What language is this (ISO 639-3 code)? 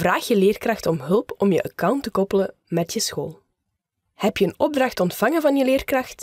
nld